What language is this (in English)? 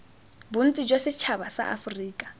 Tswana